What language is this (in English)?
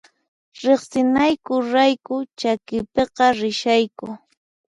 Puno Quechua